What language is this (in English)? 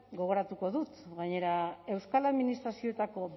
Basque